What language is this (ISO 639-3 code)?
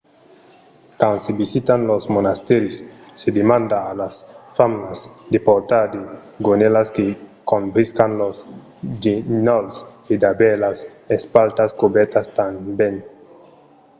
oci